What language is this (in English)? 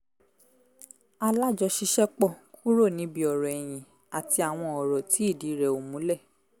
Yoruba